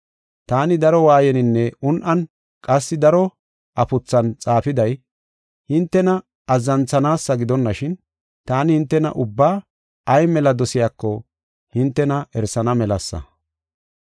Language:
Gofa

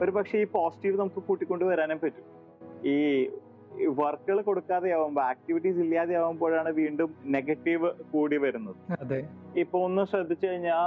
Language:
Malayalam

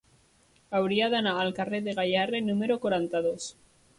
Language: Catalan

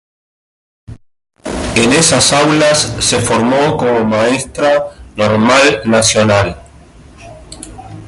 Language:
Spanish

